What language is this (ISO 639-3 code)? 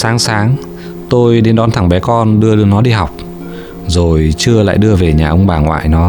vie